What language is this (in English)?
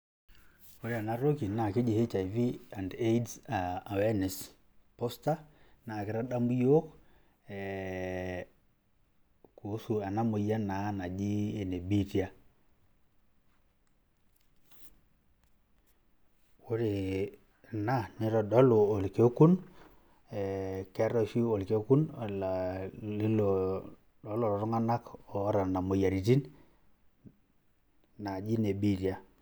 Masai